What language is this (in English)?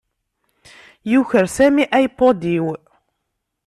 Kabyle